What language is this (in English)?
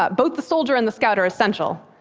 English